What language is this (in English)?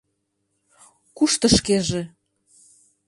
Mari